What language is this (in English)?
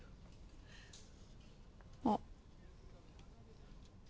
Japanese